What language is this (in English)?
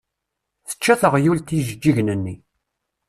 Kabyle